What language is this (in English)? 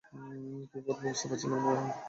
Bangla